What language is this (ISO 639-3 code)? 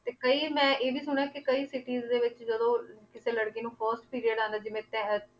pan